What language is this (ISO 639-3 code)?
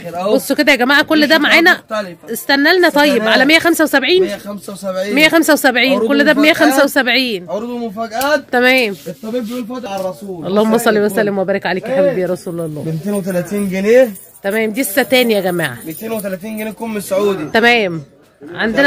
ara